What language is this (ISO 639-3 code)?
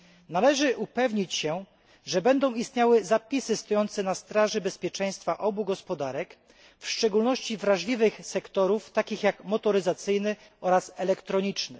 pol